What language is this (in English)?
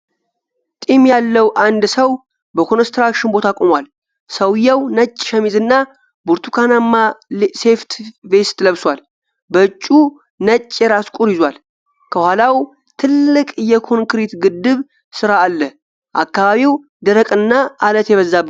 Amharic